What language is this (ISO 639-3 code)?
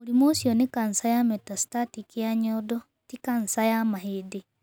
kik